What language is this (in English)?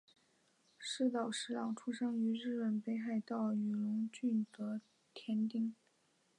Chinese